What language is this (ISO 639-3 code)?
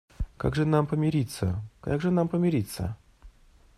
rus